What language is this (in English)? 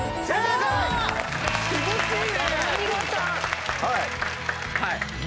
Japanese